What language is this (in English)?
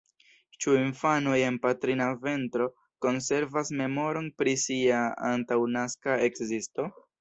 Esperanto